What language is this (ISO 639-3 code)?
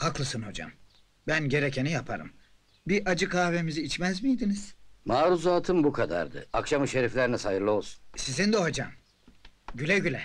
tur